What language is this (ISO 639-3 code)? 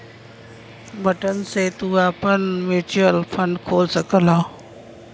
bho